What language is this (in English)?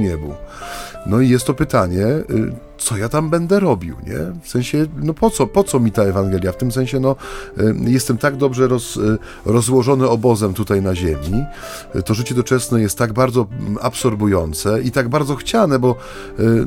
Polish